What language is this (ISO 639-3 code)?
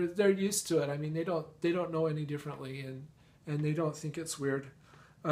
eng